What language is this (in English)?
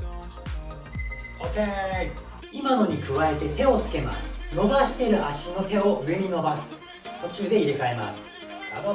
Japanese